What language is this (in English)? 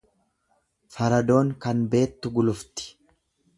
Oromo